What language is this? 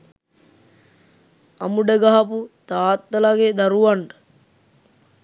Sinhala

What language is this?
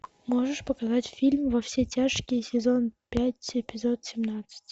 Russian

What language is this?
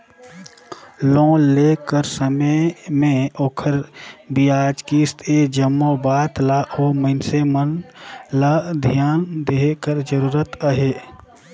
Chhattisgarhi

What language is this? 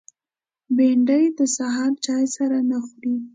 Pashto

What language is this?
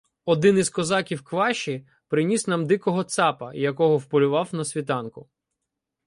Ukrainian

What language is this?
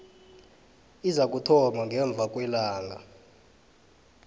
South Ndebele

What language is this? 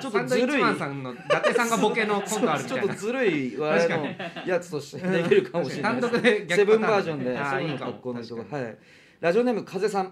Japanese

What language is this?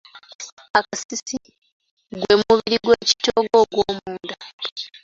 Ganda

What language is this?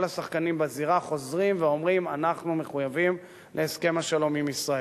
Hebrew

